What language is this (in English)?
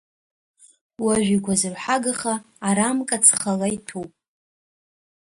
Abkhazian